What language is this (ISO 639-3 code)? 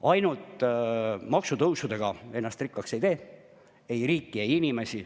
est